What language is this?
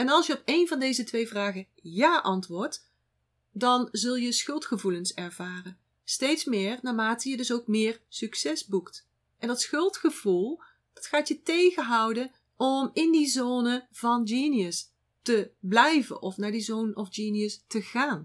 Dutch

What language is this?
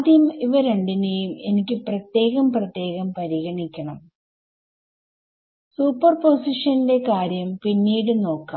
Malayalam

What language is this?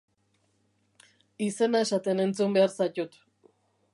Basque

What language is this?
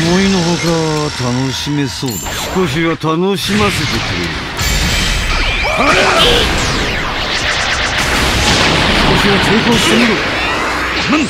Japanese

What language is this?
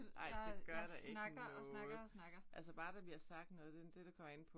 Danish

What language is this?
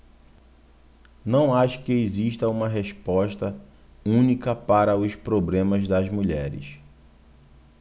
Portuguese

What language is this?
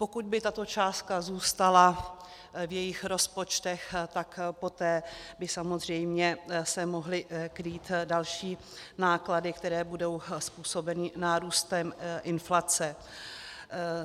Czech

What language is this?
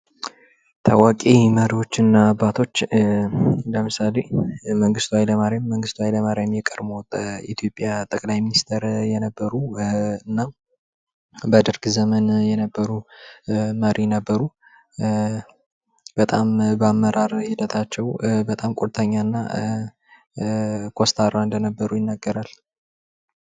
Amharic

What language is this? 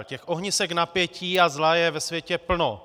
Czech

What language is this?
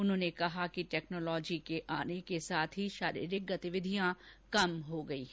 Hindi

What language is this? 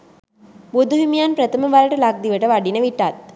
Sinhala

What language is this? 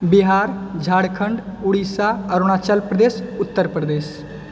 Maithili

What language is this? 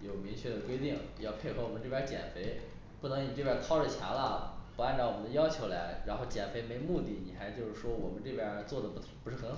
Chinese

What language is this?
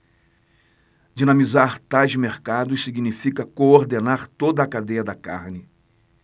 Portuguese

